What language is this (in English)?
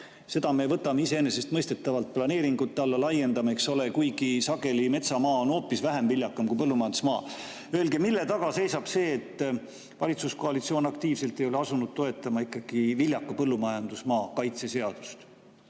Estonian